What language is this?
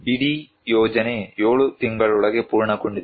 Kannada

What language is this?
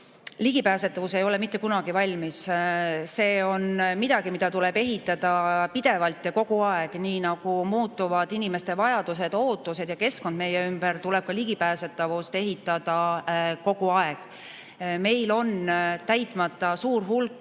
Estonian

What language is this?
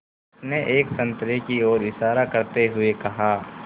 Hindi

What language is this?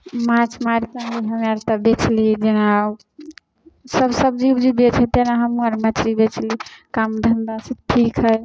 Maithili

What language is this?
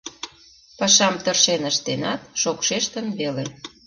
Mari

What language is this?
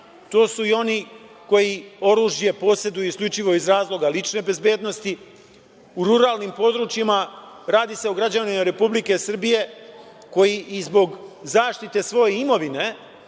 Serbian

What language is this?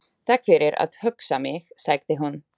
Icelandic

